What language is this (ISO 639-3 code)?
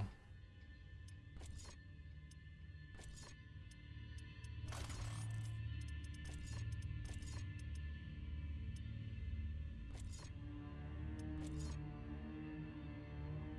deu